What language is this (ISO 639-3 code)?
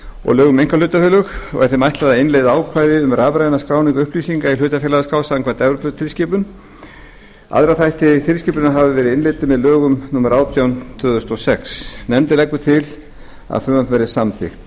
isl